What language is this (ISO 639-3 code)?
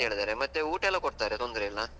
kan